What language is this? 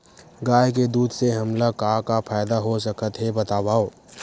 Chhattisgarhi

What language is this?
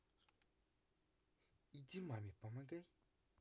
Russian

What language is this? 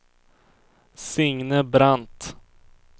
Swedish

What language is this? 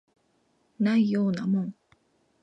Japanese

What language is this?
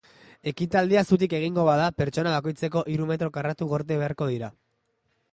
Basque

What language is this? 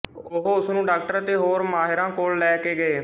Punjabi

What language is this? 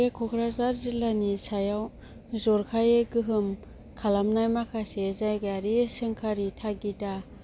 Bodo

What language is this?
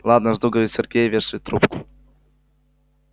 Russian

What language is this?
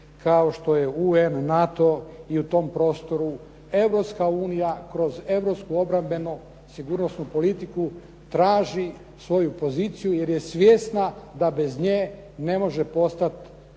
Croatian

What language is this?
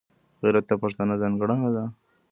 Pashto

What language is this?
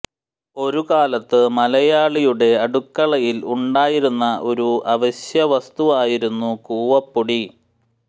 Malayalam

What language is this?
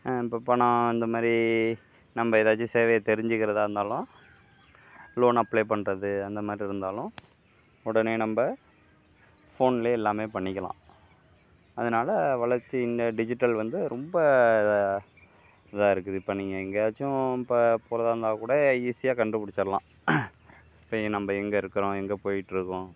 Tamil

